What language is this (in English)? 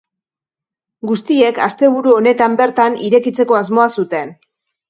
Basque